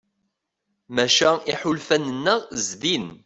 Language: Kabyle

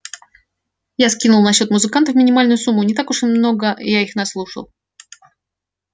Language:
Russian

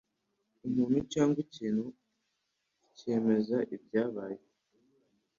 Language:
Kinyarwanda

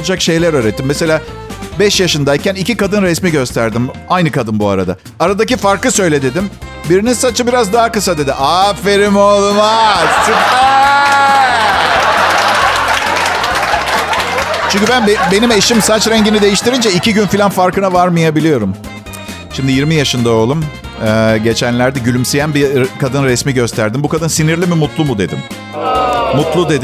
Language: Turkish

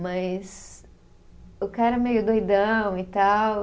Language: Portuguese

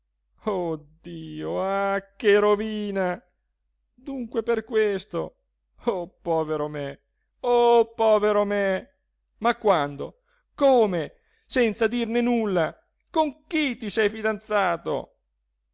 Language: Italian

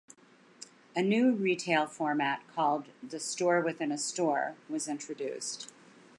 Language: English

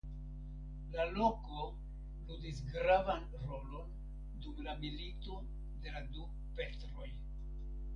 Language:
Esperanto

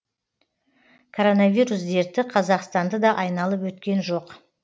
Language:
Kazakh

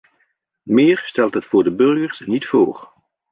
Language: Dutch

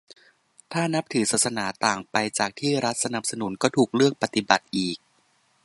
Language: Thai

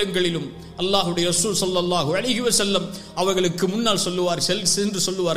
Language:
Arabic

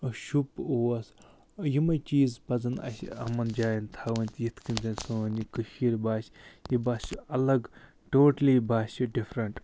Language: Kashmiri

